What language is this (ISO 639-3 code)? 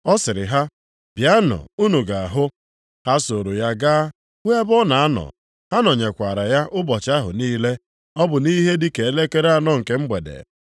ibo